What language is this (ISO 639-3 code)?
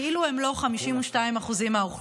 heb